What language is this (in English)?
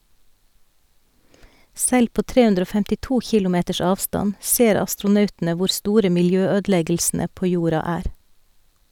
Norwegian